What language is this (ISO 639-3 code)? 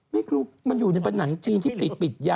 tha